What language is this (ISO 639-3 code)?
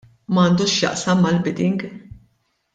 mlt